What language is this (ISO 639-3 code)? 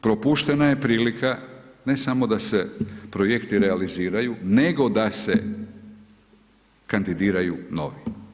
hrv